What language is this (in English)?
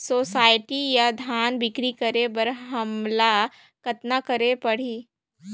Chhattisgarhi